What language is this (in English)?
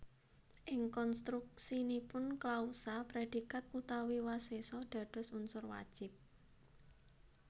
Javanese